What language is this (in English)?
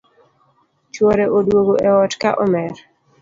Luo (Kenya and Tanzania)